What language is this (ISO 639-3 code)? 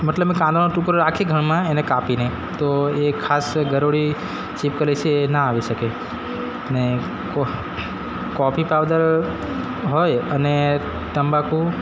guj